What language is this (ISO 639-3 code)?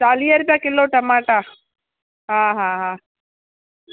snd